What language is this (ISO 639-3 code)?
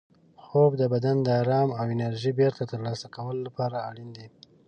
pus